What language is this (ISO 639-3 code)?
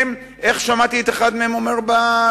heb